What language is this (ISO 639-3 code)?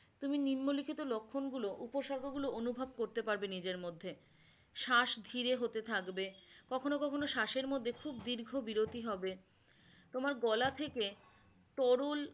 ben